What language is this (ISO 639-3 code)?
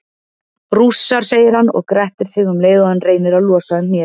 isl